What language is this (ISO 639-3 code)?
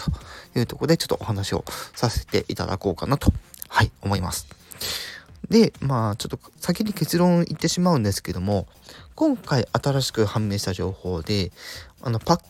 jpn